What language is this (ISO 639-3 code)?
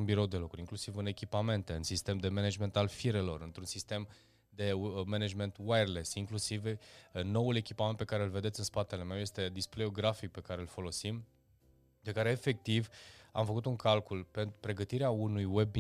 ron